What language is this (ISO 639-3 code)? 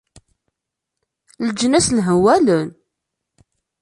kab